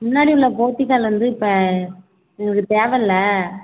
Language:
Tamil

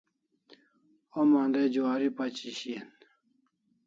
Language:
Kalasha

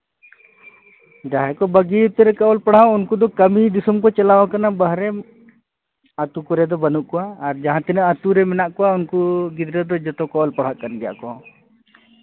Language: Santali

